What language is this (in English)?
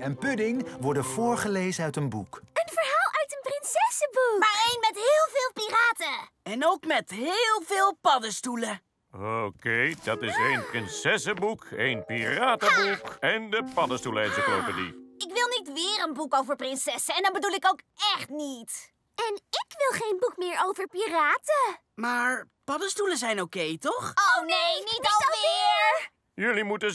Dutch